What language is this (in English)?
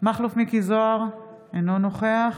Hebrew